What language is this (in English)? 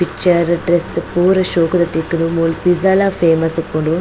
Tulu